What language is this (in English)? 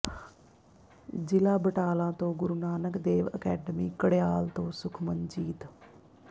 Punjabi